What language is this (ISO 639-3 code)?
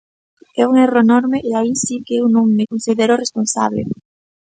glg